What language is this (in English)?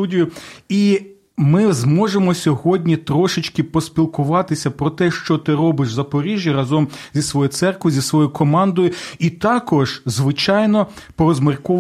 Ukrainian